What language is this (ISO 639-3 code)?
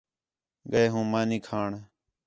xhe